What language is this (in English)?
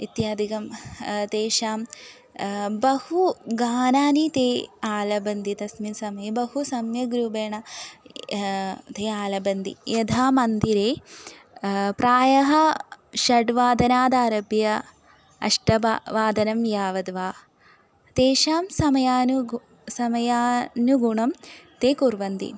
Sanskrit